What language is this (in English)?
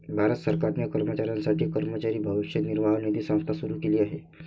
Marathi